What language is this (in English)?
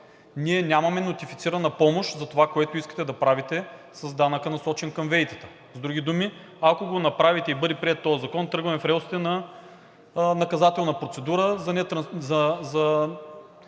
Bulgarian